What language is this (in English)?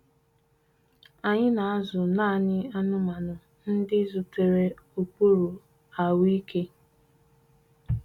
Igbo